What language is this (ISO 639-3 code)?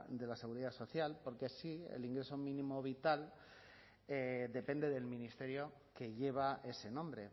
spa